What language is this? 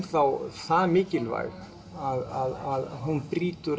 Icelandic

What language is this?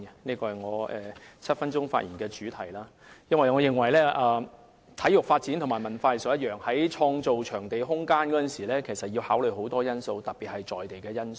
Cantonese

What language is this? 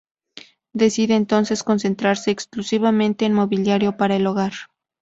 Spanish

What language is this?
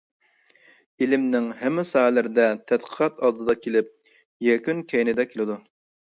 Uyghur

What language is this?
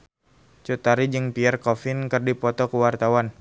Sundanese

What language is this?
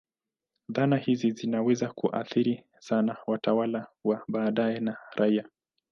Swahili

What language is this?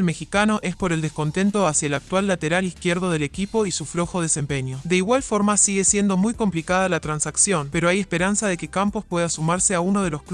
Spanish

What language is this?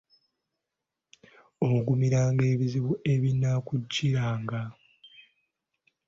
Ganda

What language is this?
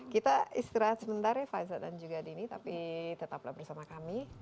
Indonesian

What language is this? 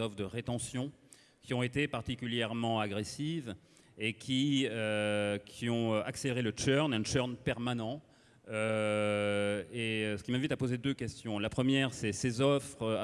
French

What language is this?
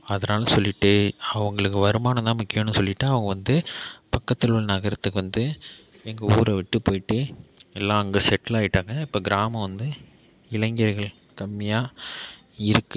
Tamil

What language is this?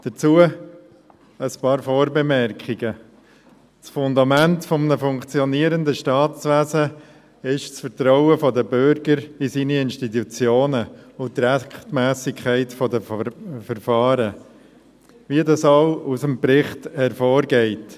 Swiss German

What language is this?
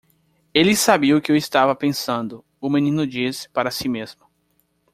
Portuguese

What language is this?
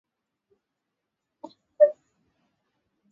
Swahili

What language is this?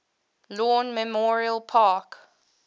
English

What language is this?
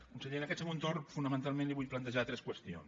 Catalan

